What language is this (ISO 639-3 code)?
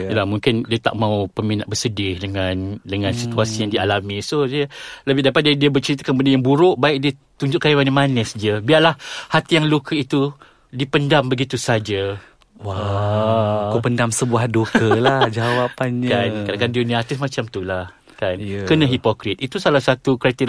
msa